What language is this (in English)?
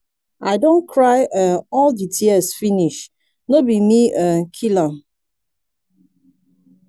Nigerian Pidgin